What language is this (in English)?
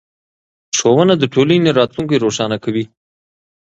Pashto